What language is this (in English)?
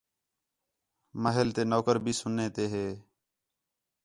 Khetrani